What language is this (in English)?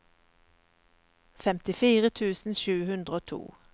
Norwegian